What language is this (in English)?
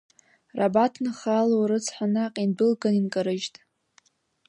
Abkhazian